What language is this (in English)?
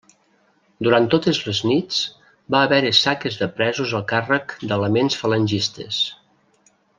Catalan